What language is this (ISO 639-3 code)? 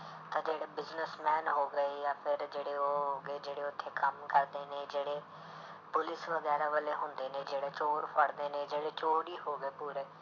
pan